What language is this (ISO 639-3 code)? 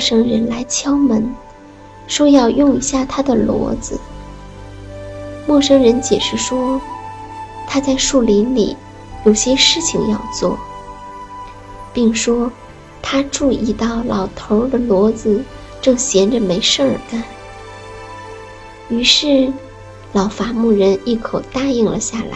zho